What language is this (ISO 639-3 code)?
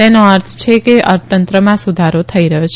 guj